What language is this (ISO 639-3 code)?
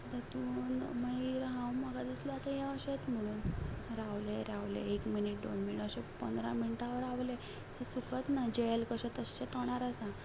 kok